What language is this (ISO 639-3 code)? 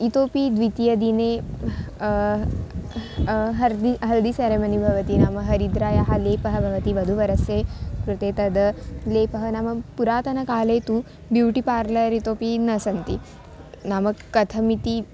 san